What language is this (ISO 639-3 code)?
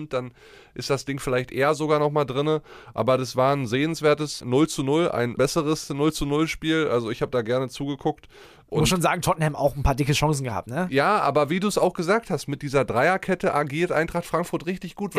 deu